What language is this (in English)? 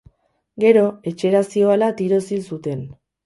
Basque